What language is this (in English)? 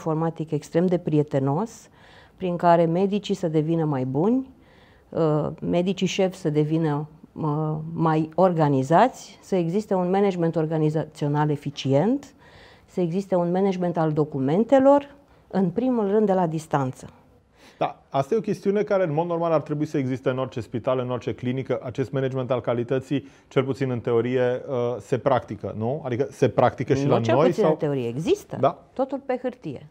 Romanian